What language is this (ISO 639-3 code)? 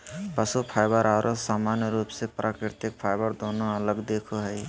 mag